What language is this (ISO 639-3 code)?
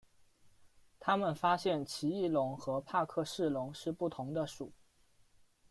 zho